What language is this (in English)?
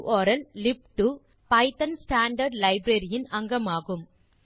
Tamil